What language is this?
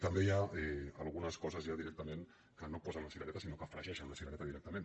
Catalan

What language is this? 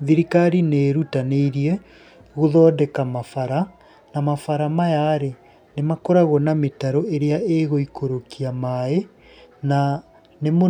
Kikuyu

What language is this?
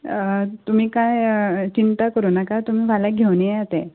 Konkani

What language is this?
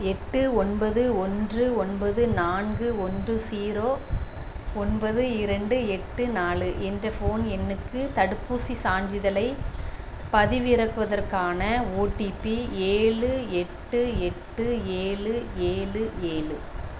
Tamil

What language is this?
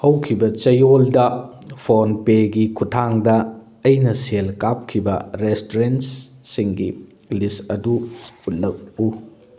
Manipuri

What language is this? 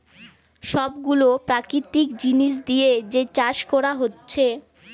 Bangla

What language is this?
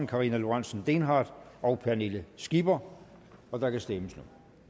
Danish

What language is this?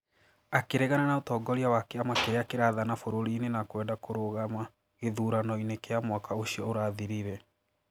Kikuyu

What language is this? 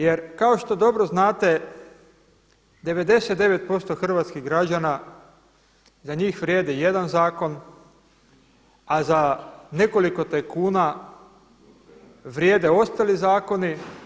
Croatian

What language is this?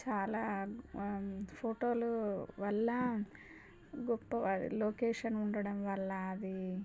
Telugu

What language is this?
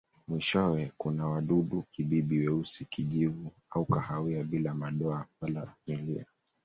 Swahili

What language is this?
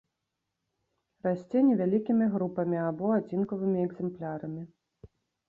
Belarusian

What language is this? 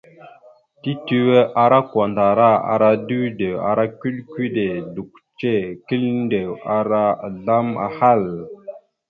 Mada (Cameroon)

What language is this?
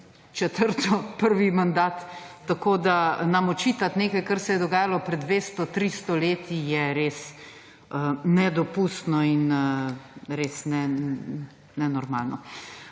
Slovenian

